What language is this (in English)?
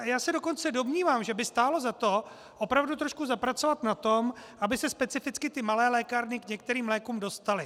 Czech